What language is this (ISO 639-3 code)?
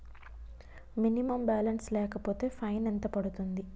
tel